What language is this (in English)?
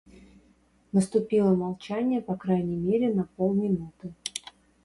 Russian